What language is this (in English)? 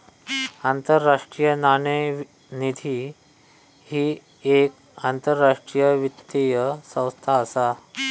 Marathi